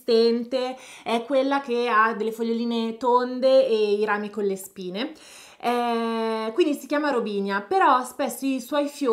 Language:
Italian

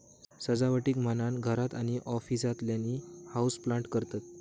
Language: Marathi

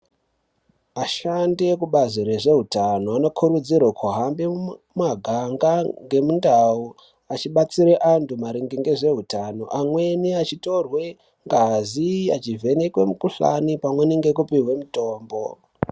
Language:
Ndau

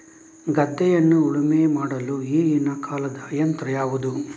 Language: Kannada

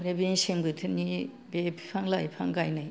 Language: Bodo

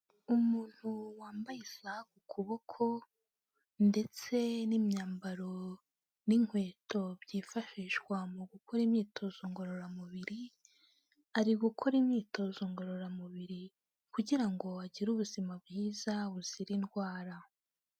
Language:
Kinyarwanda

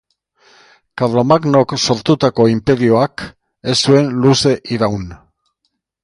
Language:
Basque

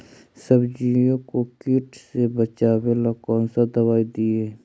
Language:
Magahi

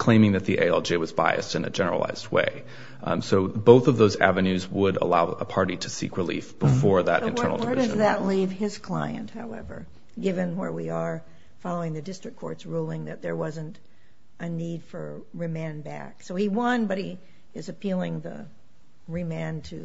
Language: English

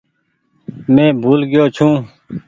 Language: Goaria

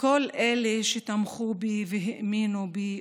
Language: Hebrew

